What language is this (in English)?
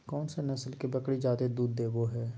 Magahi